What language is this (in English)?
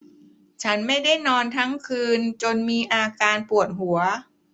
Thai